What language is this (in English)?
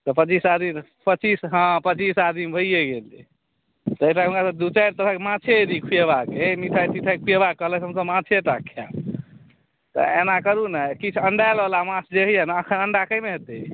Maithili